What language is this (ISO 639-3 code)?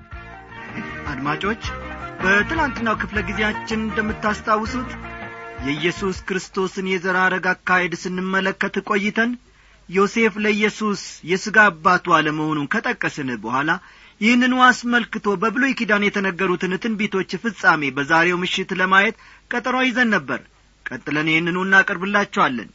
amh